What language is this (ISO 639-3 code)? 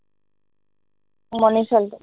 asm